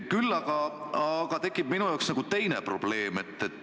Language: Estonian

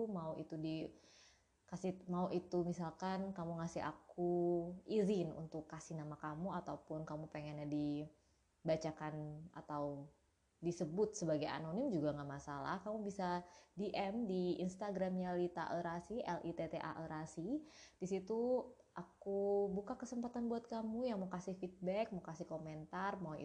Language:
Indonesian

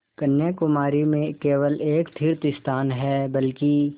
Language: Hindi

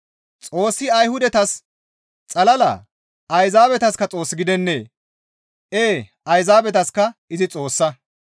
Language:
Gamo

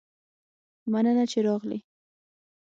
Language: Pashto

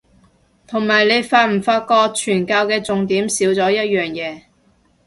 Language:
Cantonese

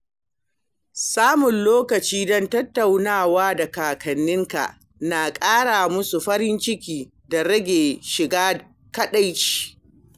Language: Hausa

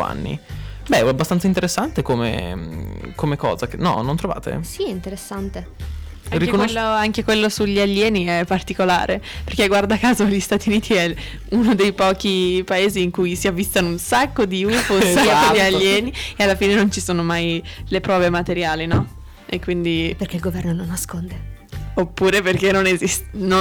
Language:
Italian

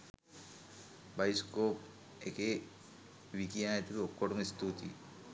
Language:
Sinhala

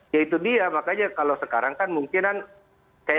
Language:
Indonesian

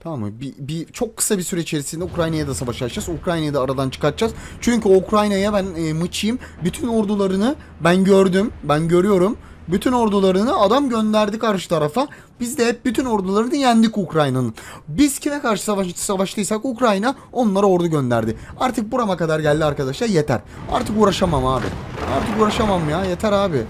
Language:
Turkish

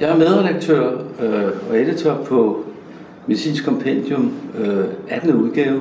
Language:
Danish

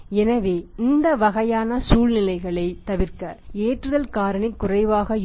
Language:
Tamil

